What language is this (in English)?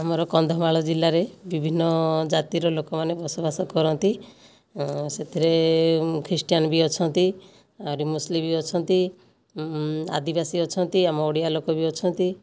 Odia